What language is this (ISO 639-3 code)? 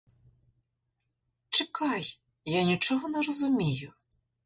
ukr